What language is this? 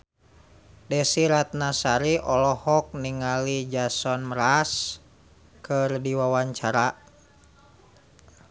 Sundanese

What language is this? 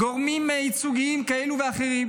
Hebrew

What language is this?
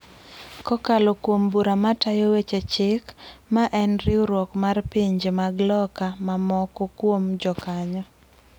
Luo (Kenya and Tanzania)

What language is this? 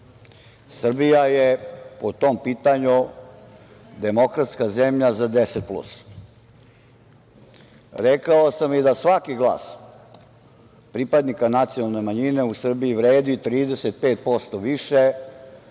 Serbian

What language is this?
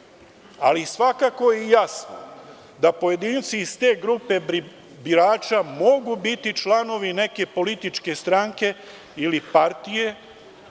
Serbian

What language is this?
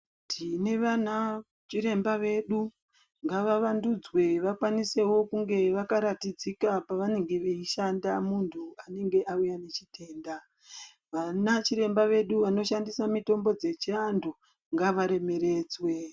Ndau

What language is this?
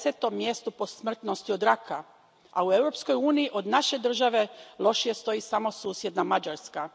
Croatian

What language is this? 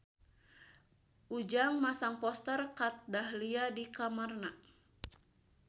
Sundanese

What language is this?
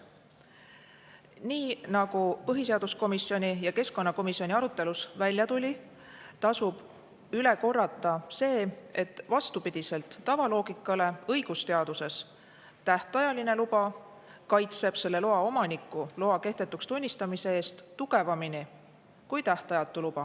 Estonian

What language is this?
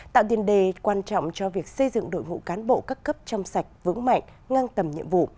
Vietnamese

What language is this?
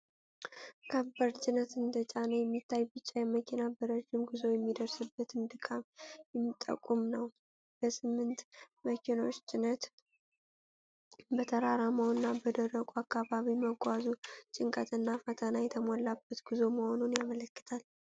Amharic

